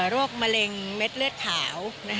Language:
Thai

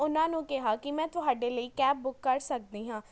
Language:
Punjabi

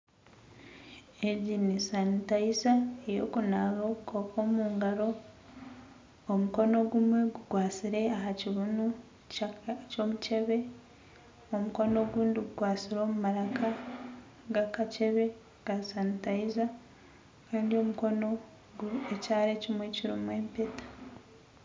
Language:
Nyankole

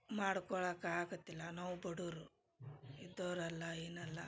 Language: Kannada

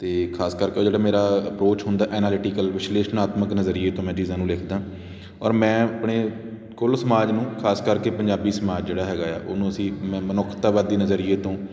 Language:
Punjabi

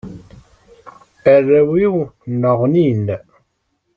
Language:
Kabyle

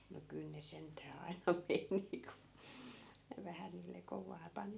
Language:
Finnish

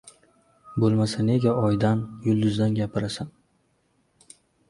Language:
Uzbek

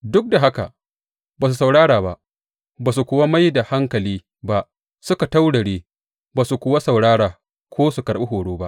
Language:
Hausa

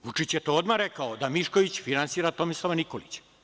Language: Serbian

